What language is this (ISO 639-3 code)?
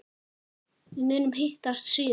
isl